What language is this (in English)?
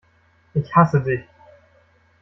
German